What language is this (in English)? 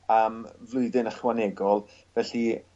Welsh